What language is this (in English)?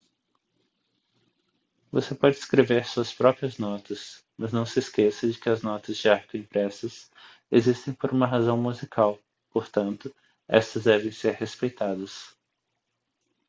Portuguese